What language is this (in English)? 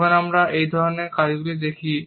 Bangla